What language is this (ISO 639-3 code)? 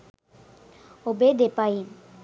sin